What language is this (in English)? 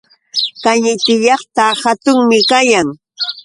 Yauyos Quechua